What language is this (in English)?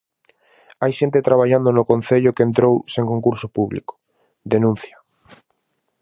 Galician